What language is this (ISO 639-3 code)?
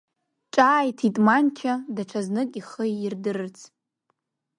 abk